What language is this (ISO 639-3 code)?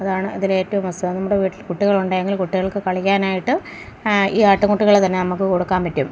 mal